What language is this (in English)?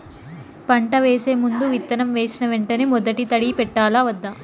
Telugu